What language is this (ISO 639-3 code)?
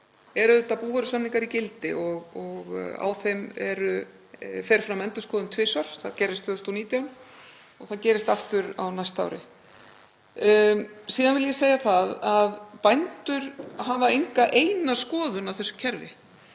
isl